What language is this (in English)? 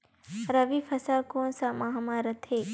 Chhattisgarhi